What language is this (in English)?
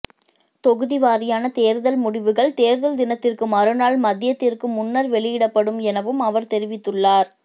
Tamil